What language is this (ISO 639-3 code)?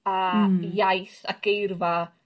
cym